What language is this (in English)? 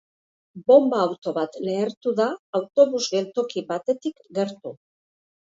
Basque